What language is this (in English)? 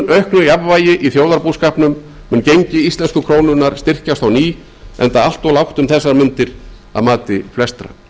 Icelandic